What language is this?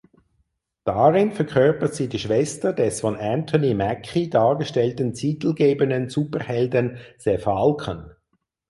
German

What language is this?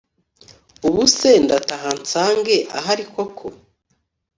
Kinyarwanda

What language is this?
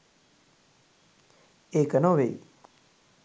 Sinhala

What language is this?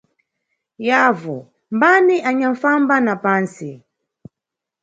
Nyungwe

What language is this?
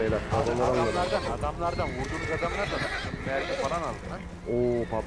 Turkish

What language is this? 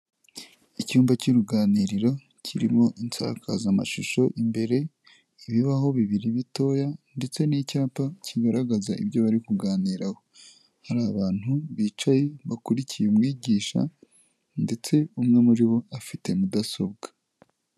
Kinyarwanda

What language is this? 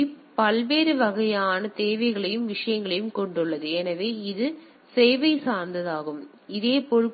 Tamil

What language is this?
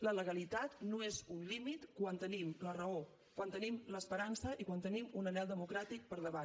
Catalan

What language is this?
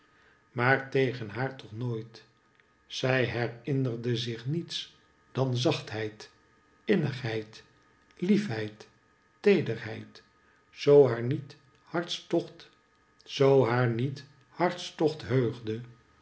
Dutch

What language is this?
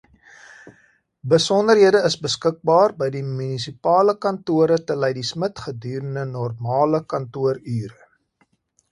Afrikaans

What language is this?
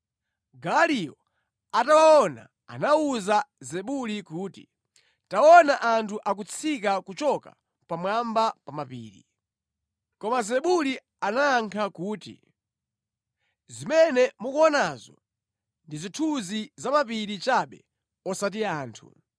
Nyanja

